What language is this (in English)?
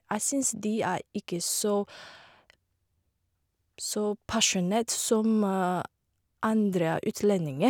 Norwegian